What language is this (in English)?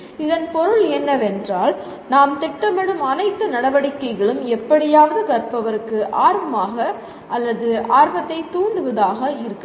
Tamil